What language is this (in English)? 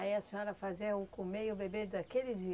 Portuguese